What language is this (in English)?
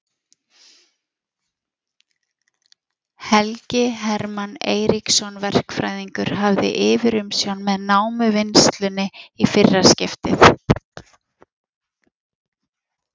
Icelandic